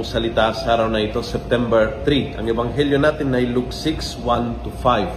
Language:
Filipino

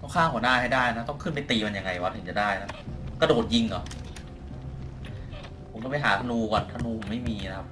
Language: Thai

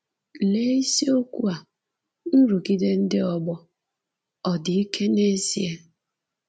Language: Igbo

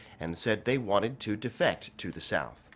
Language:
English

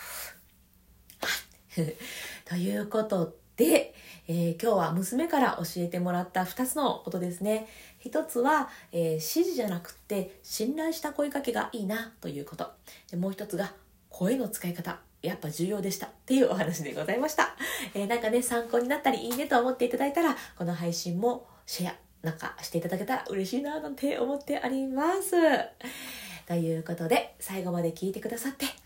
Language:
Japanese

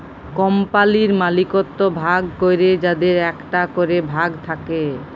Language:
Bangla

